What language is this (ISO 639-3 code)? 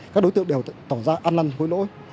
vie